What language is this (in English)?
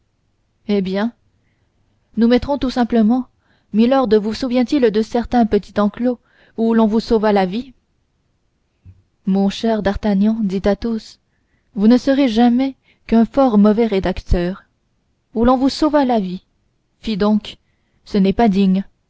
French